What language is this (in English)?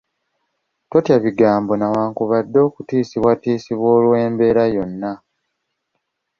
Ganda